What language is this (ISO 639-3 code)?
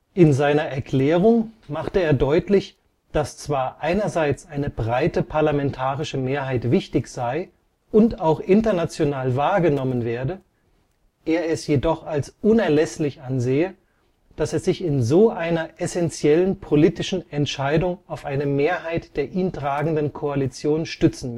deu